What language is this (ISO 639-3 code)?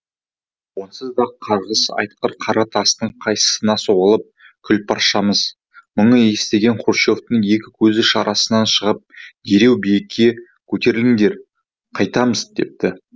kaz